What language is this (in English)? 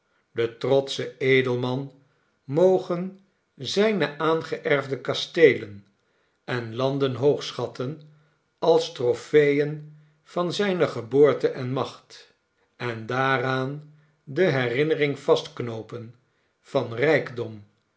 Dutch